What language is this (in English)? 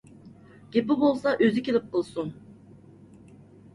Uyghur